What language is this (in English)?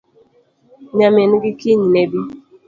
Luo (Kenya and Tanzania)